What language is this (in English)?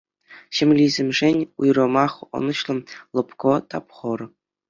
Chuvash